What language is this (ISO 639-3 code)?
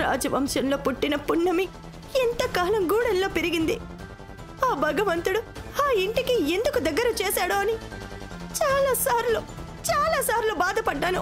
tel